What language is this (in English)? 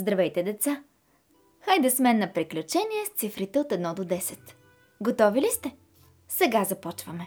Bulgarian